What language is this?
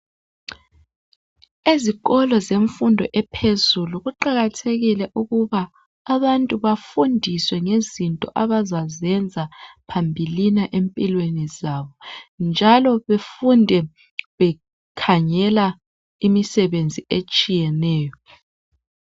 North Ndebele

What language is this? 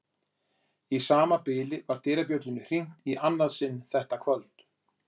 Icelandic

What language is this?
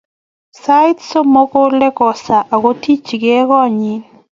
Kalenjin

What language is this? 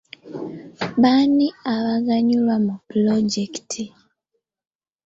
Ganda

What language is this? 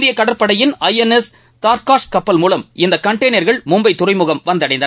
Tamil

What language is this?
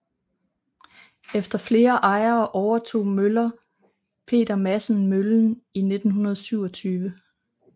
Danish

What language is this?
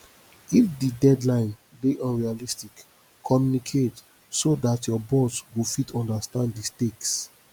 Nigerian Pidgin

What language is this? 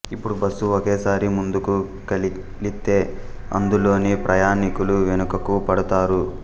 Telugu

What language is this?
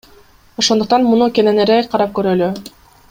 Kyrgyz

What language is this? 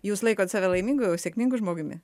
Lithuanian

